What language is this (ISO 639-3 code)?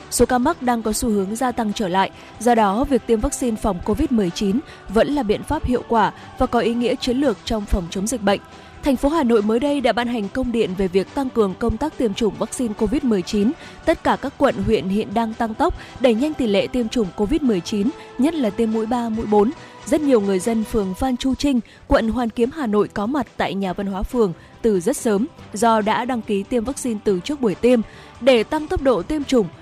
vie